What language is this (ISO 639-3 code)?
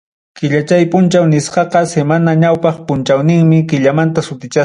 quy